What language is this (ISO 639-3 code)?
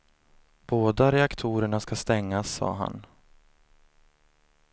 swe